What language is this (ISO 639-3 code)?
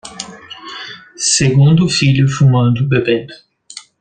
por